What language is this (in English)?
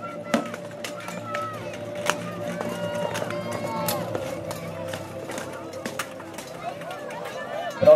Polish